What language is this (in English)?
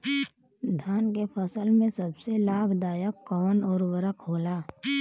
Bhojpuri